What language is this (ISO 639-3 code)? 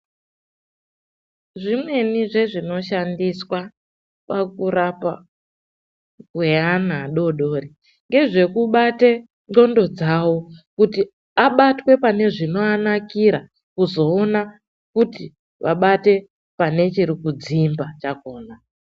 ndc